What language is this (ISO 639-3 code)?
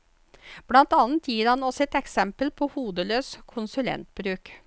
nor